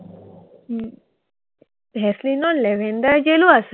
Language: Assamese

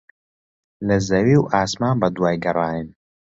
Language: Central Kurdish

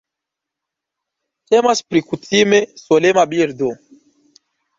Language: Esperanto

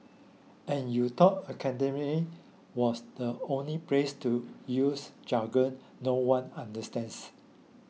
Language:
English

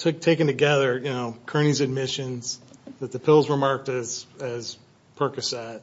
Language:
English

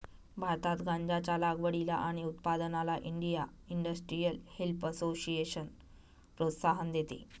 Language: Marathi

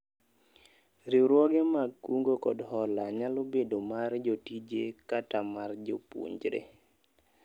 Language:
Luo (Kenya and Tanzania)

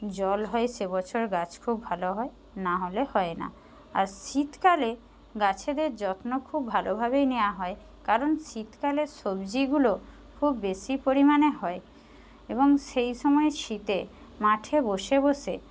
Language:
Bangla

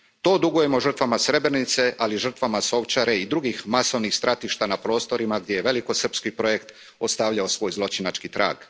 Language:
Croatian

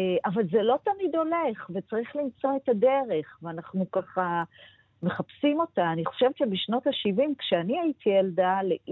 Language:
Hebrew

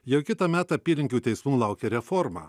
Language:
Lithuanian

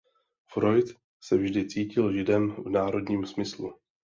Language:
Czech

